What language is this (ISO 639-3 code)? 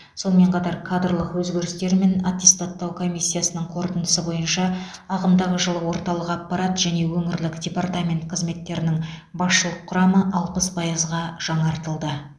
kaz